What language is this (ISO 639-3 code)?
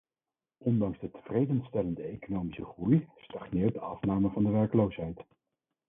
nld